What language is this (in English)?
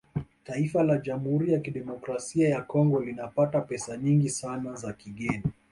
Swahili